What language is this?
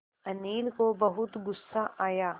Hindi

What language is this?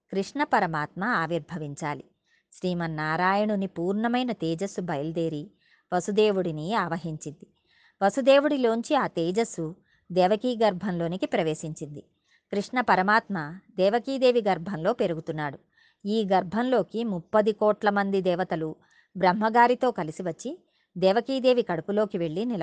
Telugu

